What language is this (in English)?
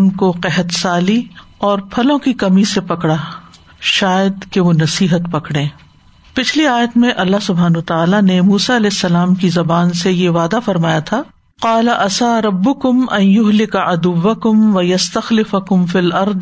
Urdu